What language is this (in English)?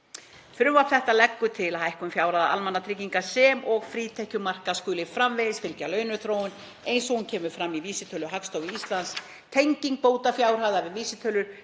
Icelandic